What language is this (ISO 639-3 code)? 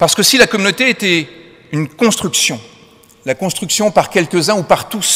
fra